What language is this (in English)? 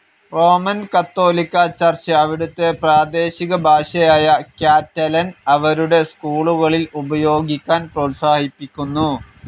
Malayalam